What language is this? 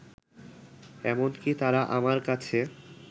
Bangla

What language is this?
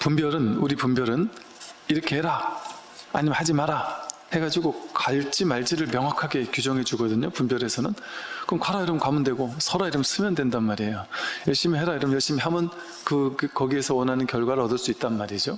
Korean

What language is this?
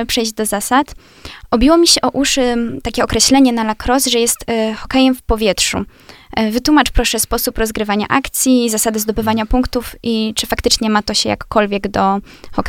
Polish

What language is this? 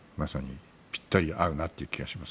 Japanese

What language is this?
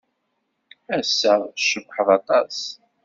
Kabyle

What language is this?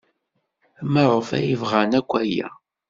Kabyle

